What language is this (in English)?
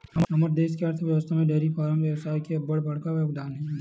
Chhattisgarhi